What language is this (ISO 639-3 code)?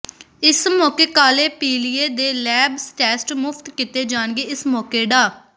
pan